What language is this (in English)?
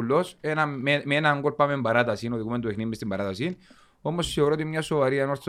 Greek